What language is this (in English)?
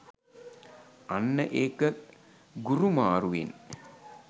Sinhala